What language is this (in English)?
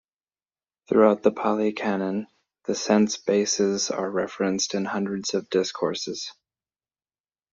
English